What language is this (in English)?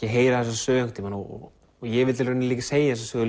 Icelandic